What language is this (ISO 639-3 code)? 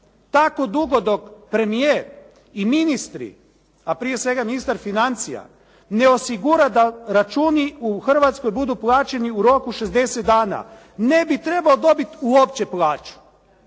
hrv